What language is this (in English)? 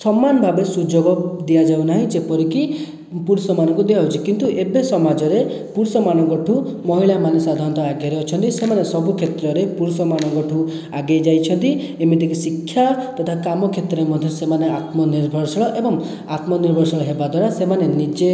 Odia